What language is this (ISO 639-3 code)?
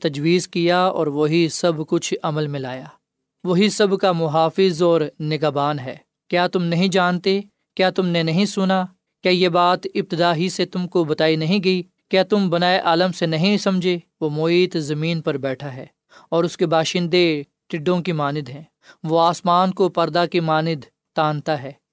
urd